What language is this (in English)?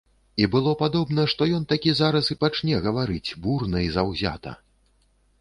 Belarusian